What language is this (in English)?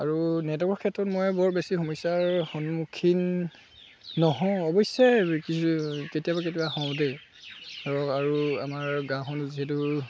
Assamese